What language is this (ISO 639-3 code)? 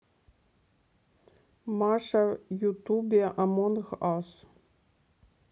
rus